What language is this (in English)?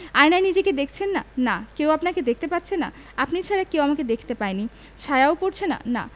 Bangla